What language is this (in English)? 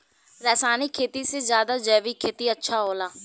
Bhojpuri